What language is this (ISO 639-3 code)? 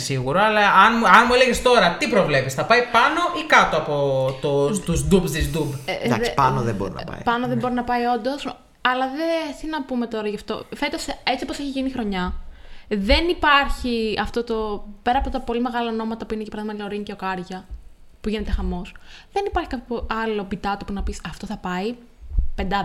ell